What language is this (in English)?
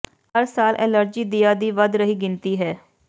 Punjabi